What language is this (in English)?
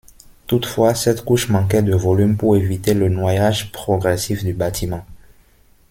French